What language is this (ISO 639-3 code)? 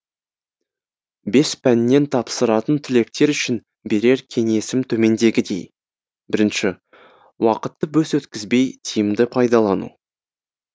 kaz